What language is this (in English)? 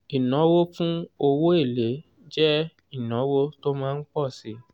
Yoruba